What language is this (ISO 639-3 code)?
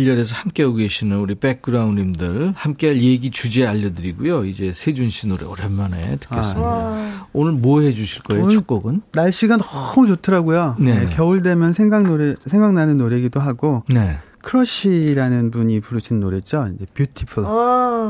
kor